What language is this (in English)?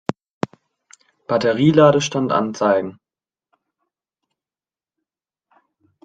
German